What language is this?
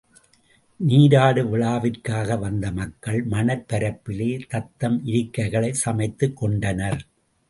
Tamil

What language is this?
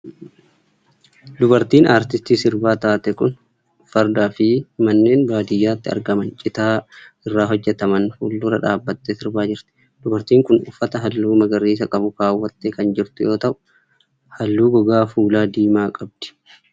Oromo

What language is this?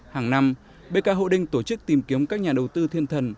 Vietnamese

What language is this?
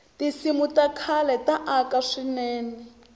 Tsonga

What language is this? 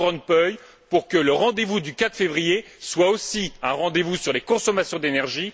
French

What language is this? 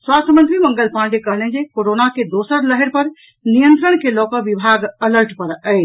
Maithili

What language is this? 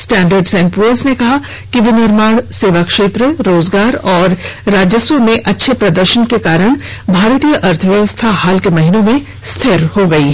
Hindi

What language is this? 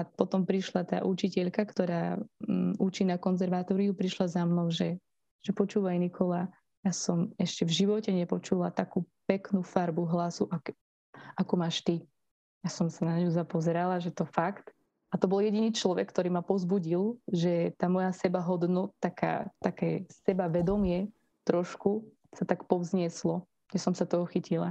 Slovak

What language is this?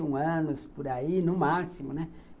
Portuguese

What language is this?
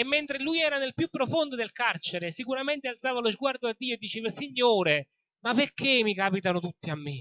Italian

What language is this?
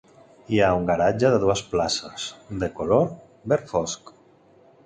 Catalan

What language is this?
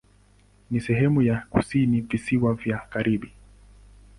Swahili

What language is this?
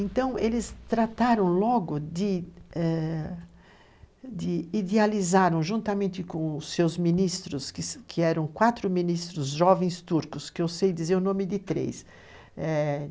Portuguese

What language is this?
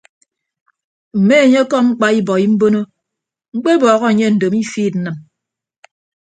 Ibibio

